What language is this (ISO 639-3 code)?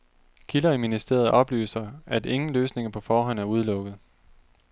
dan